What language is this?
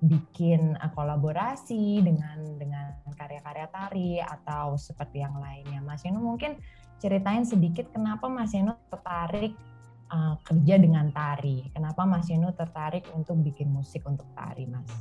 Indonesian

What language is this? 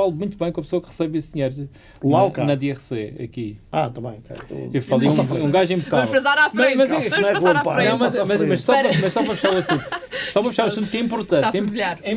Portuguese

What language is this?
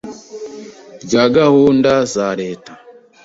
Kinyarwanda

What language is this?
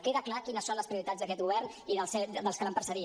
Catalan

